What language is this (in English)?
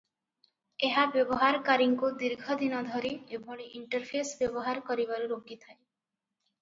Odia